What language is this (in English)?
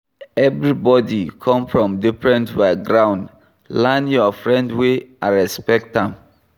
Nigerian Pidgin